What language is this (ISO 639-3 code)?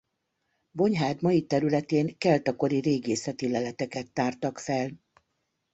hun